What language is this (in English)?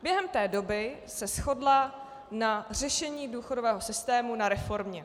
Czech